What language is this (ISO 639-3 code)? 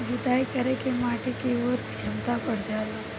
bho